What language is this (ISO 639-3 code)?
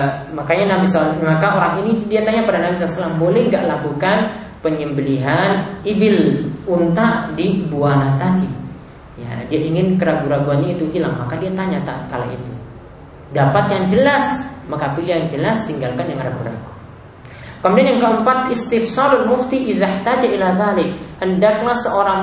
ind